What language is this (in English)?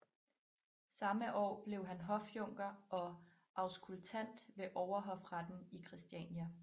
Danish